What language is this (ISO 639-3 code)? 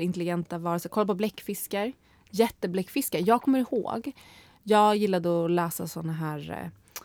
swe